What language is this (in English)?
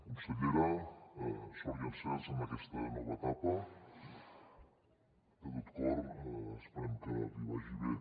Catalan